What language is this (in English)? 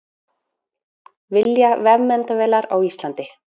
Icelandic